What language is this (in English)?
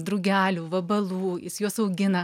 Lithuanian